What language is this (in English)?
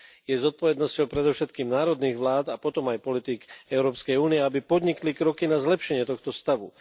Slovak